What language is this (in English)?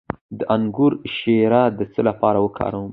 Pashto